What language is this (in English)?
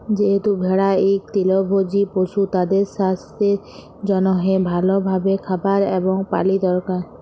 Bangla